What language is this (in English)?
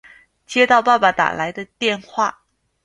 Chinese